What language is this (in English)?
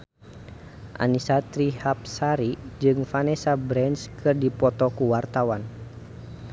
Sundanese